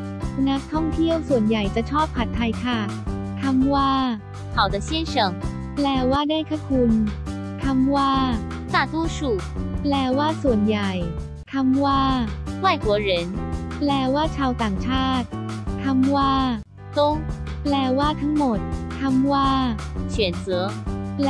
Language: Thai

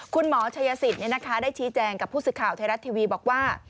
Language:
Thai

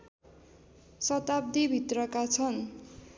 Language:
Nepali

